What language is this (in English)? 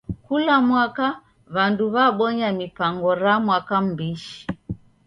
Taita